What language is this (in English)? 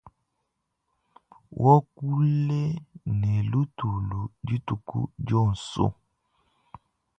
Luba-Lulua